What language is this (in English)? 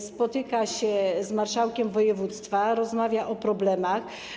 Polish